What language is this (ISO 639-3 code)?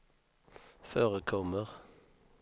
swe